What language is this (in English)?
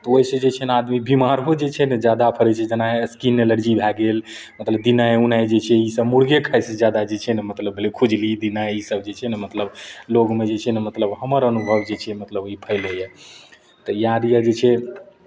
Maithili